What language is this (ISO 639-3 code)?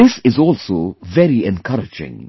eng